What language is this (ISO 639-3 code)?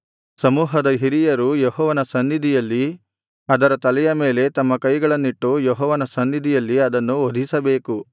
kan